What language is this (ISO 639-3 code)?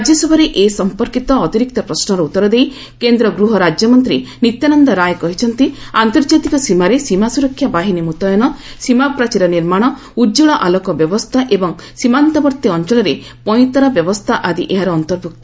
ori